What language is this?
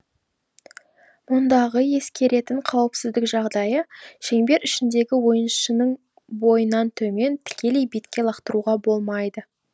Kazakh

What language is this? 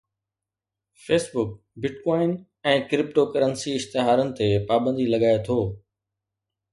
Sindhi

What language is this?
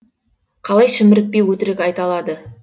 Kazakh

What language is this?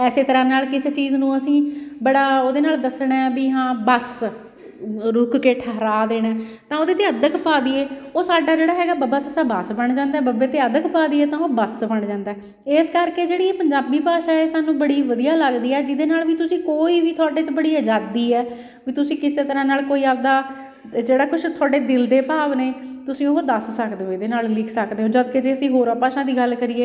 Punjabi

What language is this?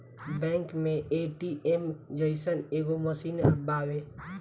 Bhojpuri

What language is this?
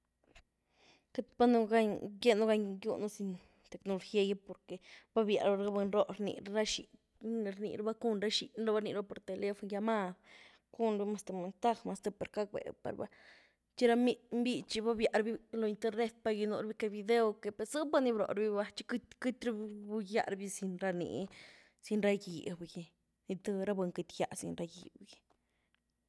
Güilá Zapotec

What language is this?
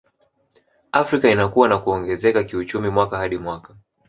Swahili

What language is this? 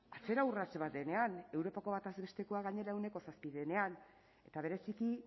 Basque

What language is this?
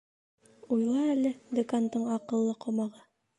Bashkir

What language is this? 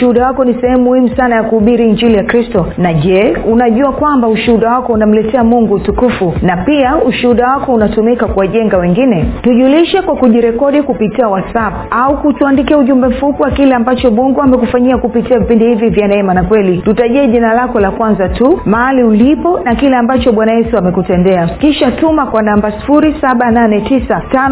Swahili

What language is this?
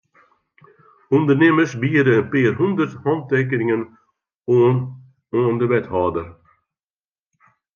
Western Frisian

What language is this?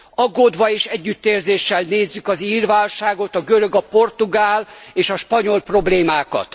Hungarian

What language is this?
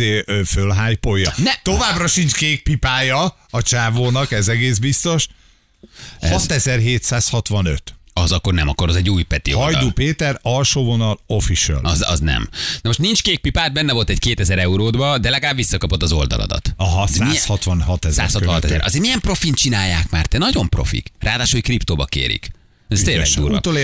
Hungarian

